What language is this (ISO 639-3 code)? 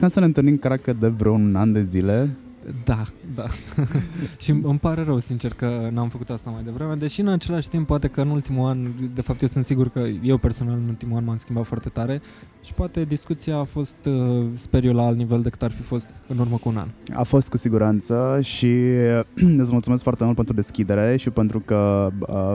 ron